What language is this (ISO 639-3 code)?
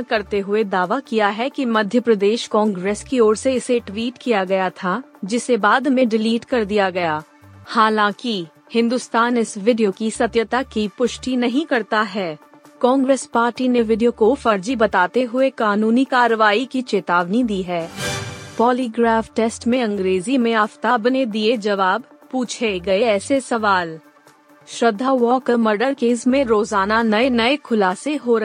hin